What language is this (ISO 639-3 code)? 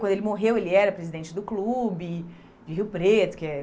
por